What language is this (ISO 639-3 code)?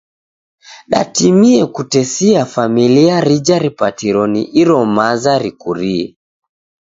dav